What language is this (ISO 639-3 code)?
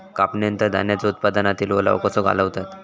mar